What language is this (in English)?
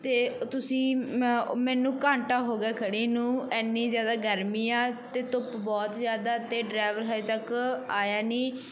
Punjabi